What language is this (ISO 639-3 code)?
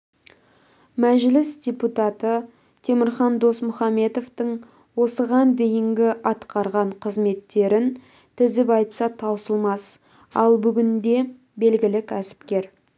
kaz